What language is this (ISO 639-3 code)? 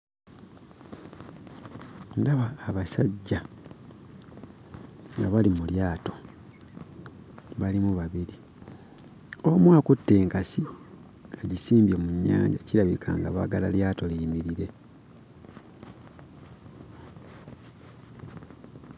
lug